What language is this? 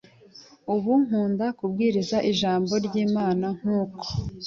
Kinyarwanda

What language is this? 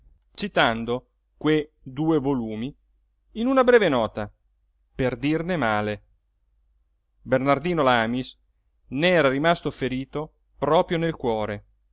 Italian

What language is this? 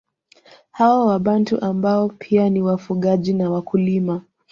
Swahili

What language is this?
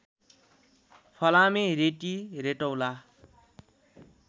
Nepali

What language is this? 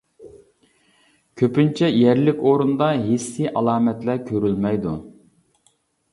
Uyghur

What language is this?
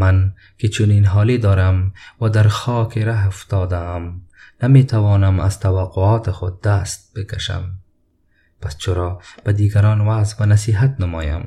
Persian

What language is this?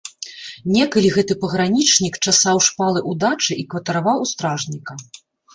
Belarusian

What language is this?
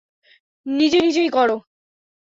Bangla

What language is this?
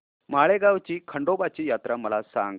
Marathi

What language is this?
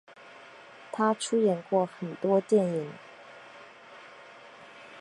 Chinese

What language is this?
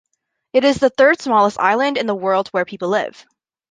English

